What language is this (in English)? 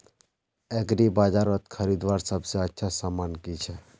Magahi